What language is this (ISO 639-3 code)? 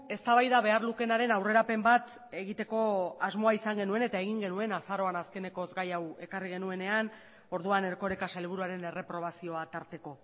eus